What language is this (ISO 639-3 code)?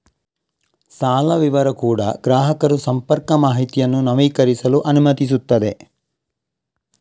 kan